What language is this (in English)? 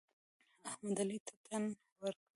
Pashto